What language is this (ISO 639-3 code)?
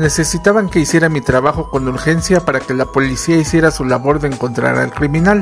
spa